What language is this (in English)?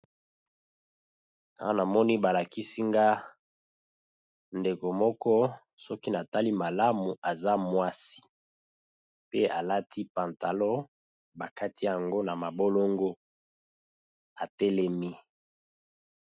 Lingala